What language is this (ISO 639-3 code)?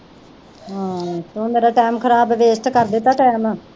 pan